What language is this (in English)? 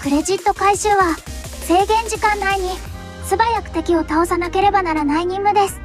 Japanese